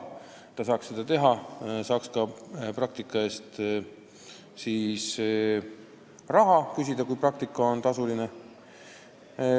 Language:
Estonian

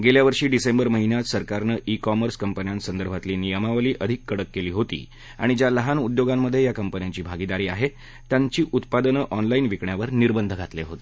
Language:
Marathi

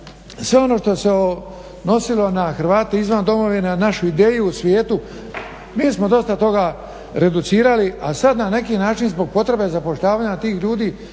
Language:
Croatian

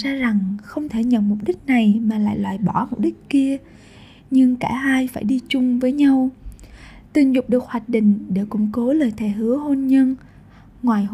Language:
Vietnamese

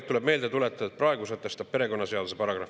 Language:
Estonian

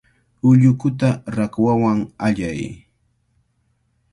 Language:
Cajatambo North Lima Quechua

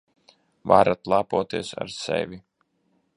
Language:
Latvian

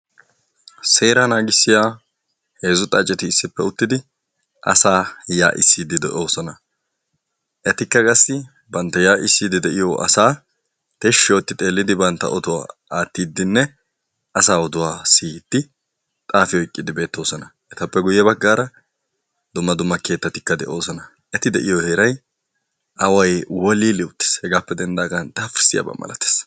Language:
Wolaytta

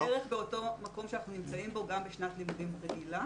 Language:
Hebrew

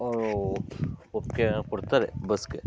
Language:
Kannada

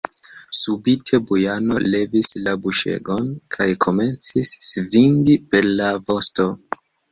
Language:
Esperanto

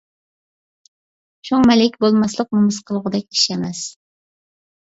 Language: Uyghur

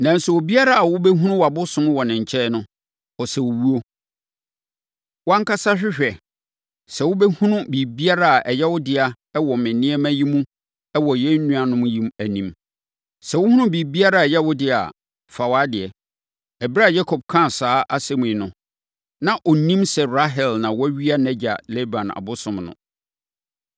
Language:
Akan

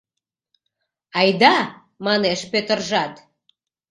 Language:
Mari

